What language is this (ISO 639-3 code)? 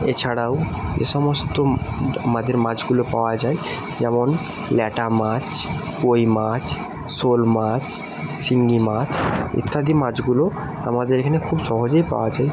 ben